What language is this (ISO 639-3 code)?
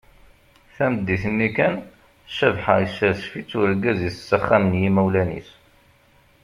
kab